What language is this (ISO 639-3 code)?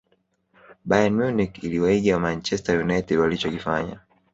swa